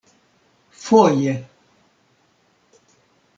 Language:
Esperanto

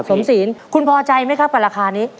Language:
Thai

